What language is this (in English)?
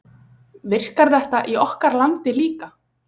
Icelandic